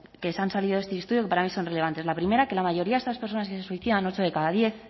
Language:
Spanish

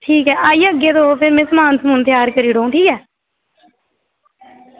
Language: Dogri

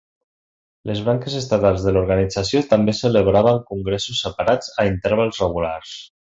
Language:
Catalan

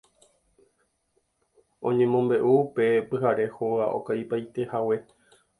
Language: Guarani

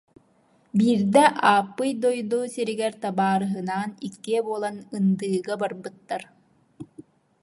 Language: Yakut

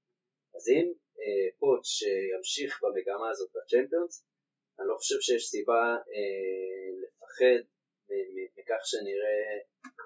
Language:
Hebrew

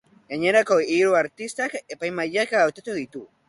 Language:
Basque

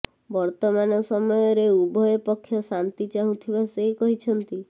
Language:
Odia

